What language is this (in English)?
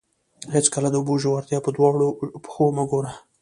Pashto